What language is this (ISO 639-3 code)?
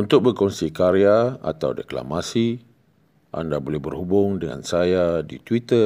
msa